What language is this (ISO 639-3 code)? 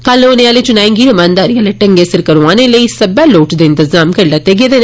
doi